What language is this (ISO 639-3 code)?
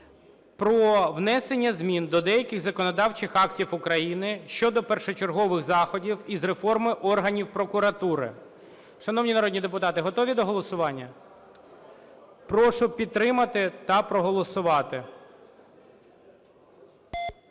ukr